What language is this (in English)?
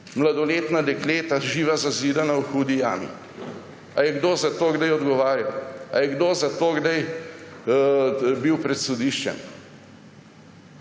Slovenian